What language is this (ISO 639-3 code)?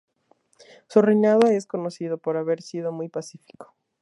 spa